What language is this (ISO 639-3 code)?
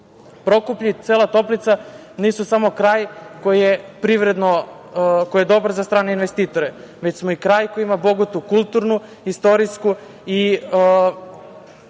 srp